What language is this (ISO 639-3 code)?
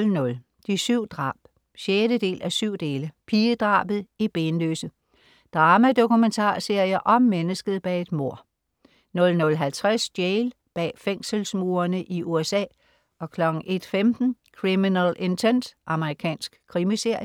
dan